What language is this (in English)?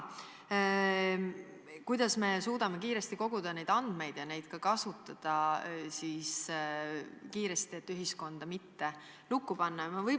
Estonian